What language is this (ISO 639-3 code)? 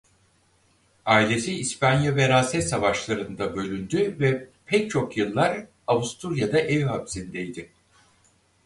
tur